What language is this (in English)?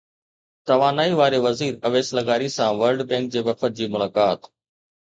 Sindhi